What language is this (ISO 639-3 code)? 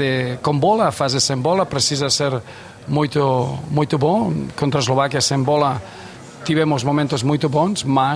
por